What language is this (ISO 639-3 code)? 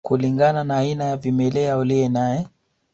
swa